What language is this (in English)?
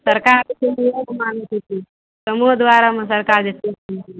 Maithili